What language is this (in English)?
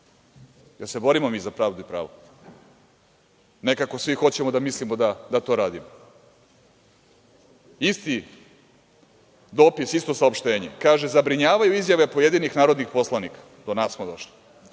Serbian